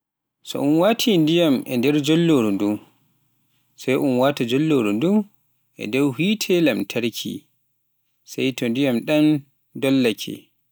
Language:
Pular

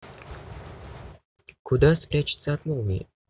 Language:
Russian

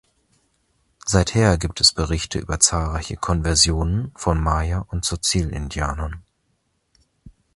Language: German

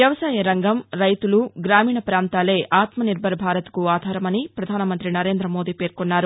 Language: Telugu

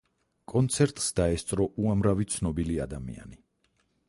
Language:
Georgian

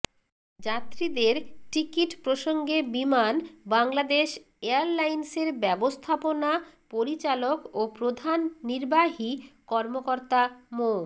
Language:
Bangla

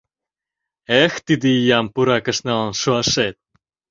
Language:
Mari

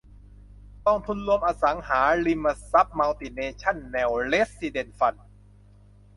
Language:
Thai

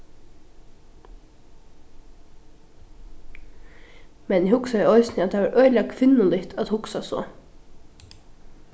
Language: Faroese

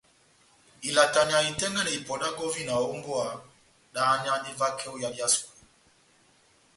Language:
Batanga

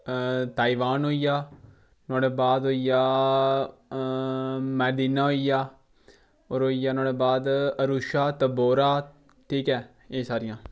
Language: Dogri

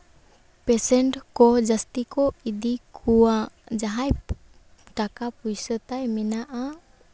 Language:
Santali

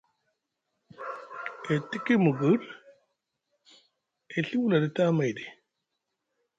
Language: Musgu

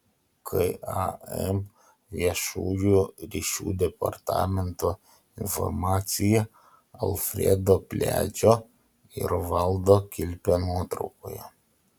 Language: Lithuanian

